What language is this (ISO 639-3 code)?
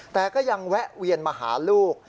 tha